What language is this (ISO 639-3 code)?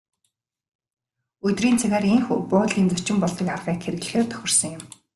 mon